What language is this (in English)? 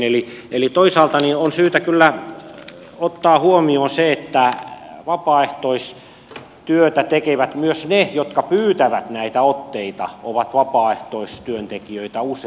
Finnish